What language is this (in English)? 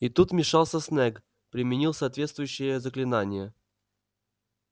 Russian